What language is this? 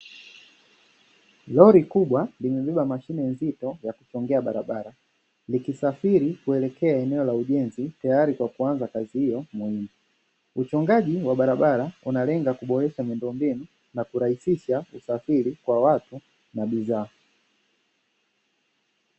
Swahili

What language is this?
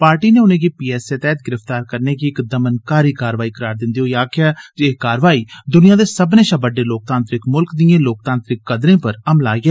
Dogri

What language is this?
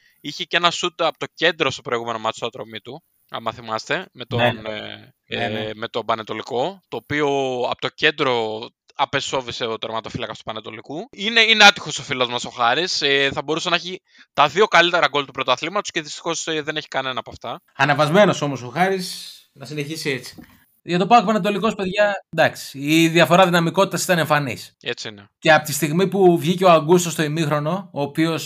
Greek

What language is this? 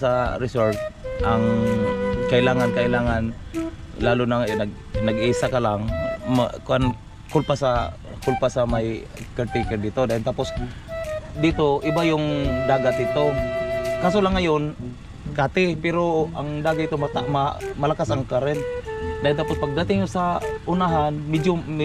Filipino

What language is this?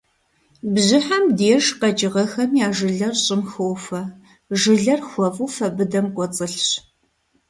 Kabardian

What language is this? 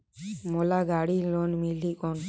Chhattisgarhi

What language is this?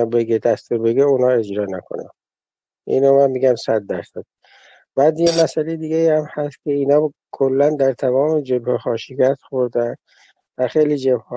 Persian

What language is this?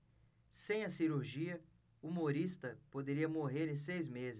Portuguese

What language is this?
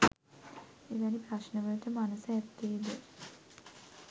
Sinhala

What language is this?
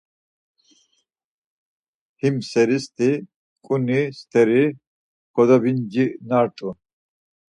Laz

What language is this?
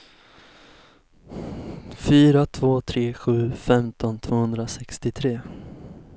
Swedish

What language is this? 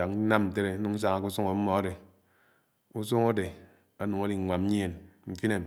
Anaang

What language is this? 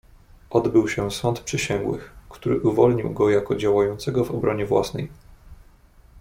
Polish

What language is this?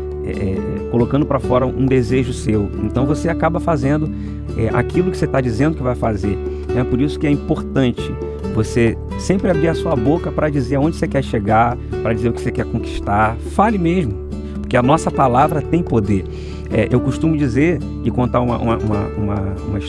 Portuguese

